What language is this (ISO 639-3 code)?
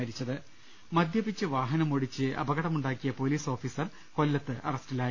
mal